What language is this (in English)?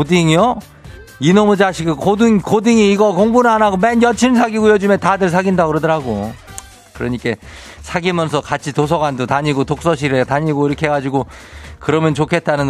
Korean